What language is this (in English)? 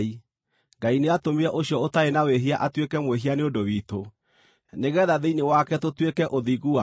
Kikuyu